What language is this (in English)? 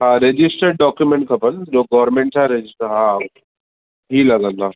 Sindhi